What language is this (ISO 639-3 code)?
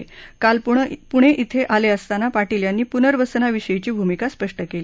mar